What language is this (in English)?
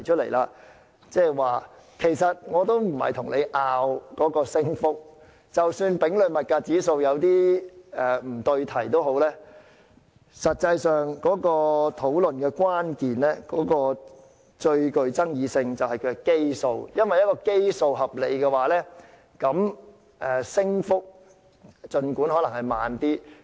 Cantonese